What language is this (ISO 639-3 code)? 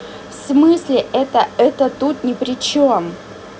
rus